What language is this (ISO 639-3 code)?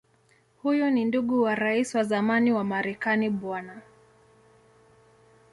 swa